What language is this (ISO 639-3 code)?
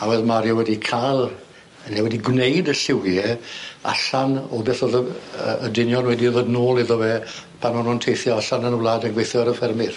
cym